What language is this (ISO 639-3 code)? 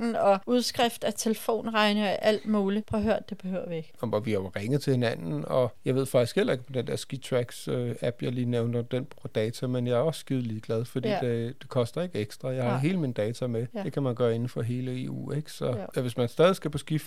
dan